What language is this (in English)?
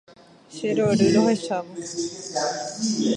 Guarani